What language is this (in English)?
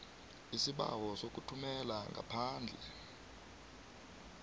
South Ndebele